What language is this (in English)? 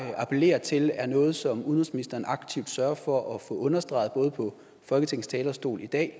Danish